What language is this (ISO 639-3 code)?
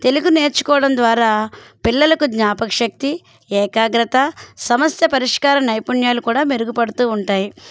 tel